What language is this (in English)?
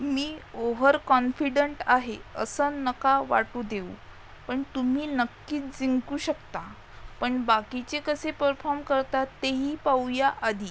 Marathi